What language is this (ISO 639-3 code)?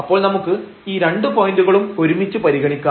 mal